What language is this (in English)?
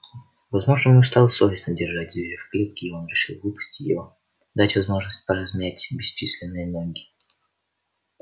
Russian